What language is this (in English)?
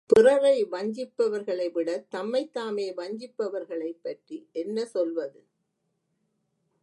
Tamil